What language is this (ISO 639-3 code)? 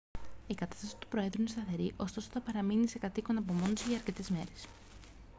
ell